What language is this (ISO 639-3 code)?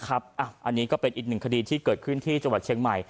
tha